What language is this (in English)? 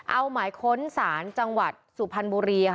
Thai